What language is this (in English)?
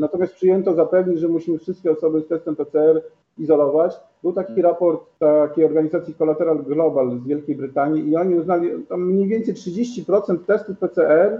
Polish